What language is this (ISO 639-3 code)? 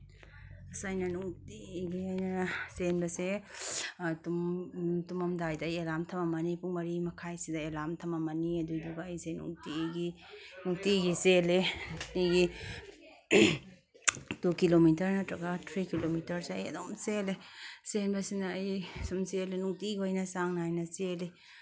mni